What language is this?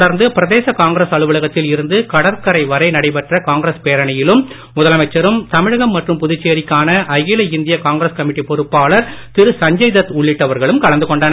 Tamil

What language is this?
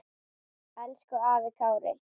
Icelandic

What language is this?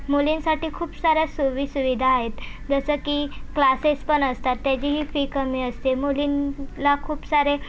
Marathi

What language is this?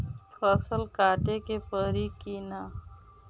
Bhojpuri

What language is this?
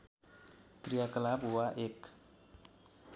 Nepali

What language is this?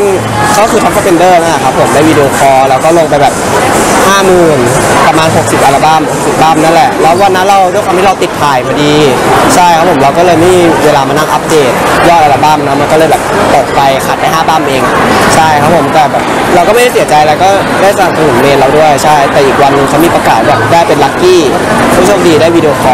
Thai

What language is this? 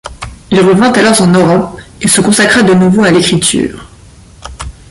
French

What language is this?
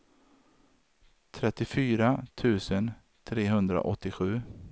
Swedish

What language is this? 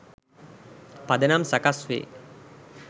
Sinhala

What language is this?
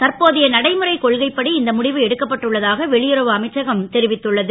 Tamil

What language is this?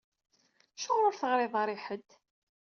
Kabyle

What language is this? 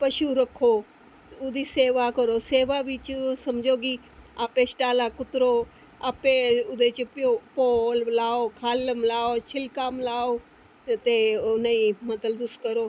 Dogri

